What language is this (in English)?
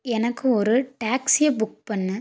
Tamil